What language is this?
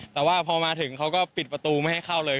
Thai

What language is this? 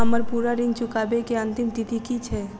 Maithili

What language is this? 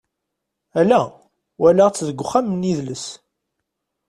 Kabyle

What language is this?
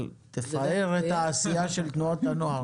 Hebrew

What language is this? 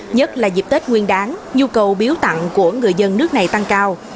Vietnamese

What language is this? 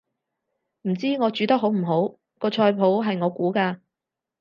Cantonese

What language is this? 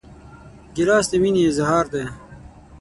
Pashto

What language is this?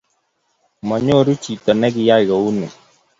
Kalenjin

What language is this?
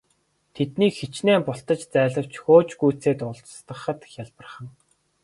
Mongolian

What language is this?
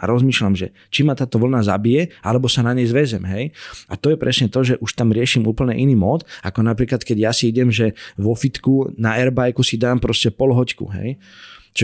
Slovak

